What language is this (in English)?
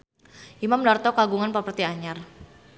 Sundanese